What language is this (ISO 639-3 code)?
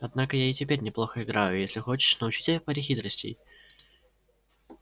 rus